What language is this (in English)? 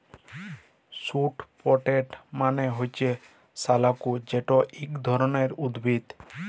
Bangla